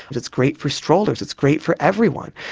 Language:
English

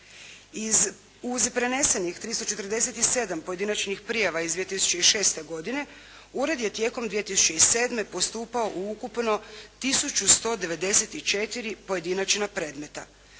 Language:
Croatian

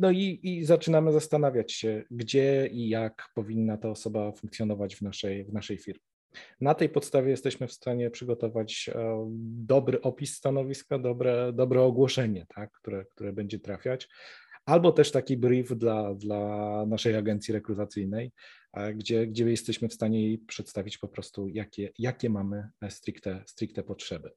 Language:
Polish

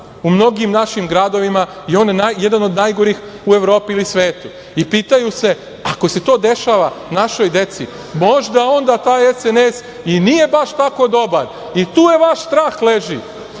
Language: Serbian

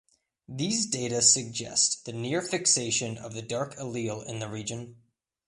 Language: English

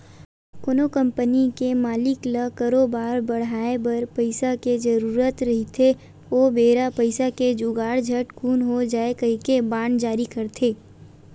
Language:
Chhattisgarhi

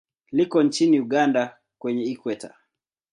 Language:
Swahili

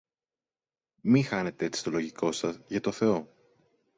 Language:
Greek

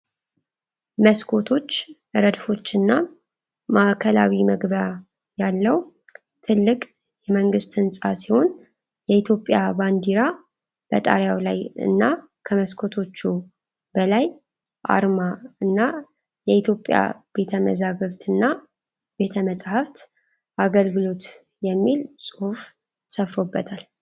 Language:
Amharic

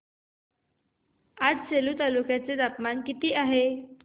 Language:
Marathi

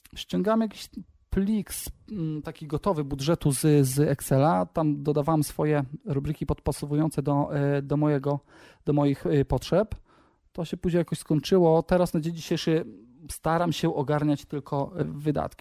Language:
Polish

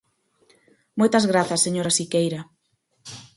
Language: Galician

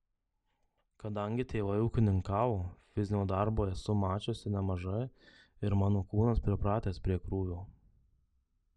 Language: Lithuanian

